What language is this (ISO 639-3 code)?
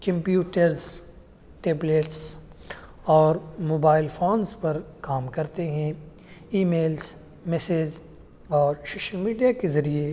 urd